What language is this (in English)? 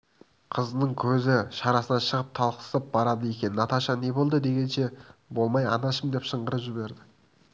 Kazakh